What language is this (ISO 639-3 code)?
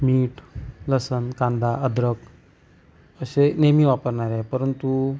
mar